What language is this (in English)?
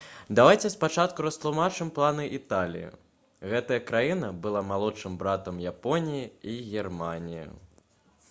Belarusian